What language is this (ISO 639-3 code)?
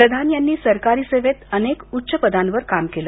mar